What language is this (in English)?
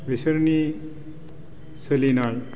Bodo